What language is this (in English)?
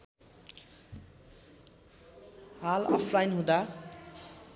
Nepali